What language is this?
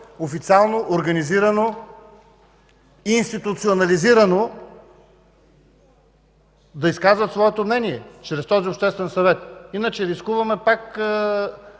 Bulgarian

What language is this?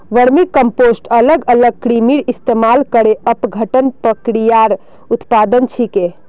Magahi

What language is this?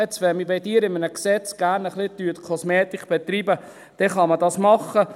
Swiss German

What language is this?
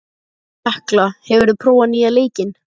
Icelandic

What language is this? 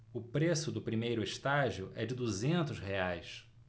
Portuguese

